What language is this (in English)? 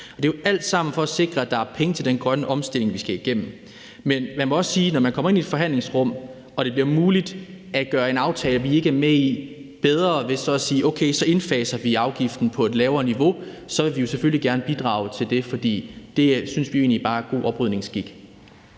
Danish